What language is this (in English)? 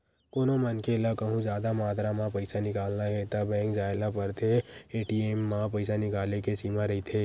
Chhattisgarhi